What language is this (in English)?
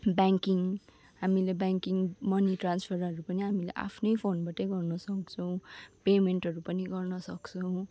Nepali